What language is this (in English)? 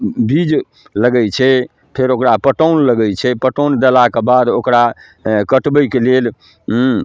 Maithili